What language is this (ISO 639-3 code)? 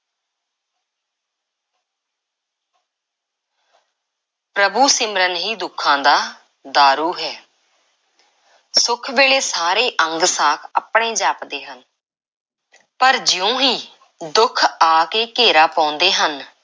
pan